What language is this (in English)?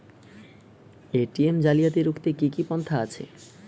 Bangla